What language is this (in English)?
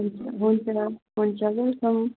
Nepali